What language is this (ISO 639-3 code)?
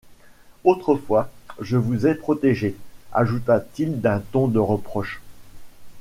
fra